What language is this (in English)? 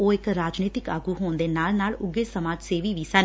Punjabi